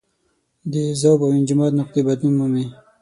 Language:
Pashto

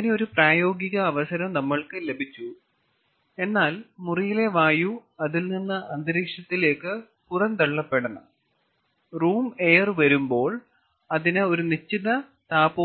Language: Malayalam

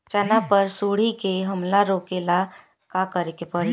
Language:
Bhojpuri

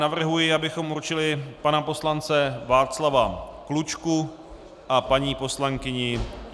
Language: Czech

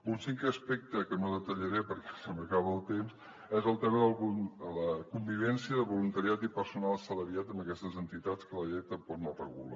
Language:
Catalan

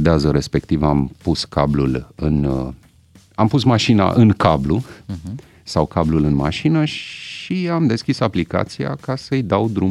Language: Romanian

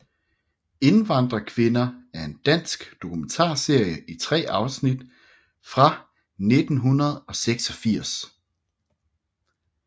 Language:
Danish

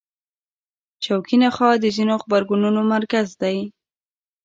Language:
Pashto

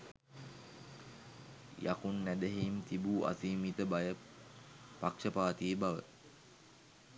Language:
Sinhala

